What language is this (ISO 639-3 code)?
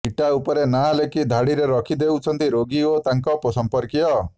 ori